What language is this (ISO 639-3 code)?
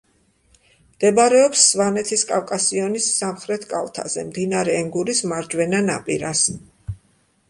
kat